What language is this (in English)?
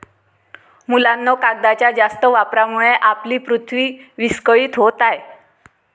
Marathi